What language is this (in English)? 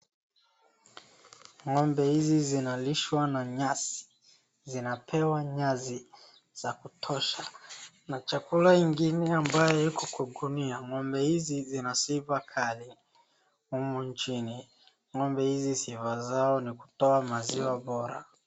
Swahili